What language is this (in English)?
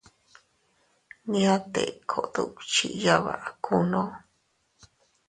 Teutila Cuicatec